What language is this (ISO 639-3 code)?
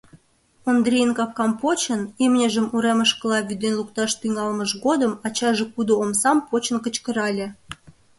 chm